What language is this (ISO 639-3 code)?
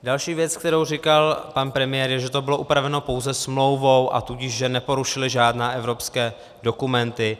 ces